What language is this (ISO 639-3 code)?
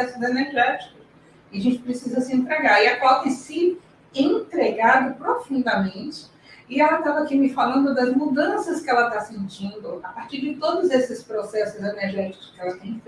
por